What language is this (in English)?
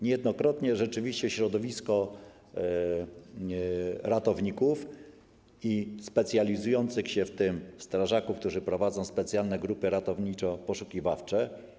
Polish